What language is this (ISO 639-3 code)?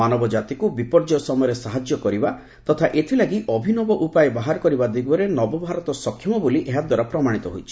ori